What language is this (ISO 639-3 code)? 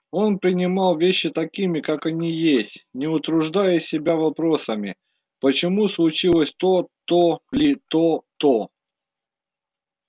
rus